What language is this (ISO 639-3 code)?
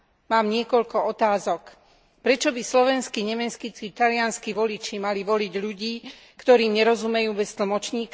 slk